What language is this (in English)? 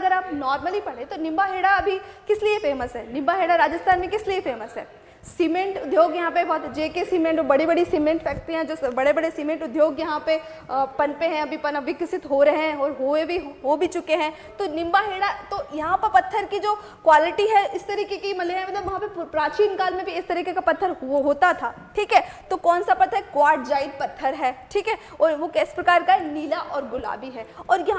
Hindi